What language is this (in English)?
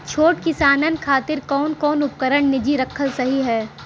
Bhojpuri